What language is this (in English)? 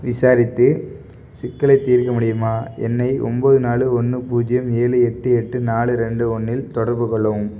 Tamil